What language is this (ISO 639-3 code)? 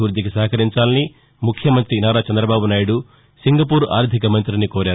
tel